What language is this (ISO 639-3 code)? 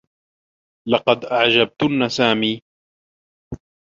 ara